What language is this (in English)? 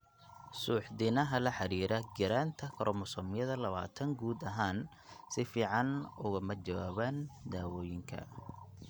Somali